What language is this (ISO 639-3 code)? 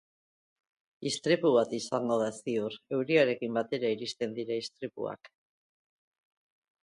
eus